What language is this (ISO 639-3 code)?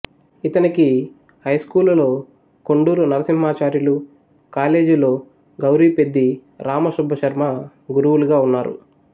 tel